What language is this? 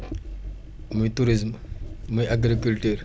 Wolof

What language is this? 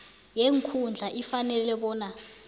South Ndebele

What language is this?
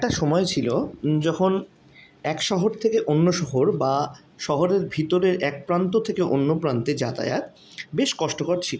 Bangla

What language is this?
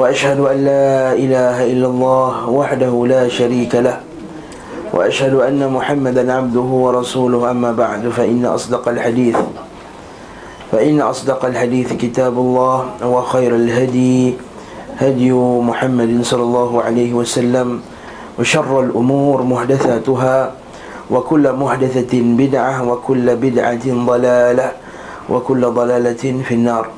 Malay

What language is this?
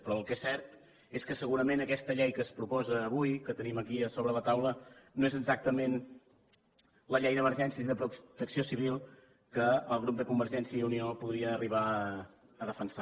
Catalan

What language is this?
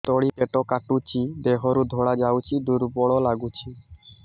Odia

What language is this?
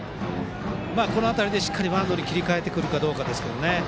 Japanese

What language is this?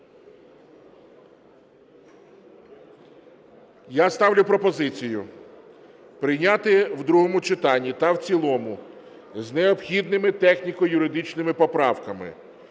Ukrainian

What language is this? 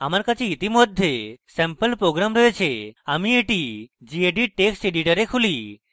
Bangla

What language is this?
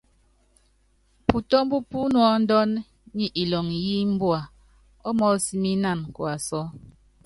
Yangben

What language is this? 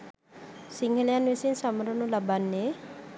Sinhala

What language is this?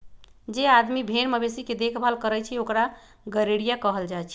Magahi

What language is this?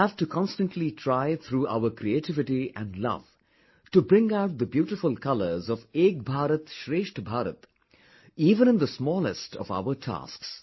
English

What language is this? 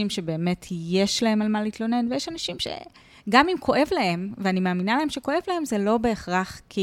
Hebrew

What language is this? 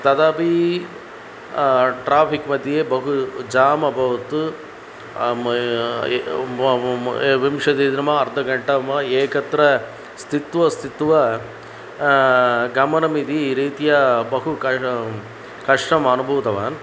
Sanskrit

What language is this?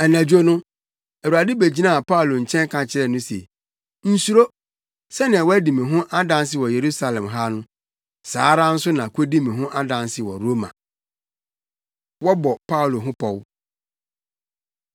Akan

